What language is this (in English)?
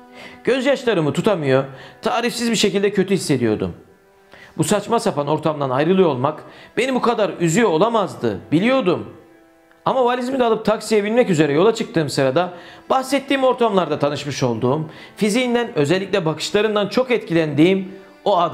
Turkish